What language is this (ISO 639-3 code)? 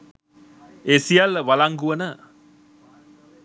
sin